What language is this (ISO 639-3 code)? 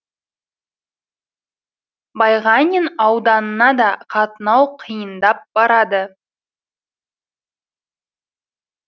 kaz